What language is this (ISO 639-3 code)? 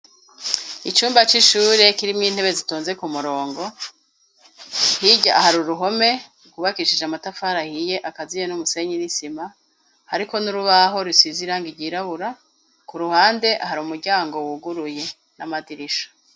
run